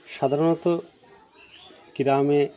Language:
Bangla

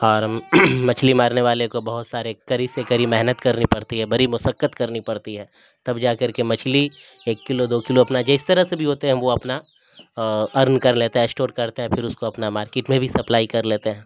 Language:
Urdu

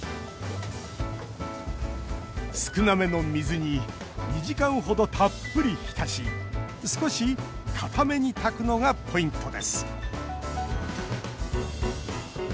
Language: Japanese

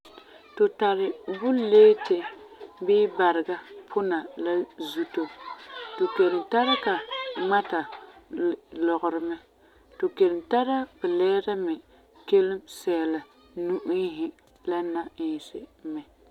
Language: Frafra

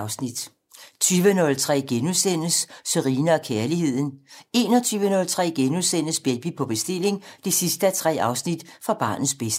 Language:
Danish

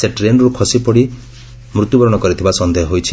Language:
Odia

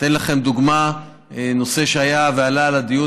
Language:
Hebrew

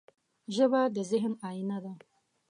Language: Pashto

